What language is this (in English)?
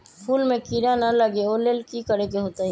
Magahi